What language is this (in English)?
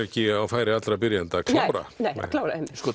Icelandic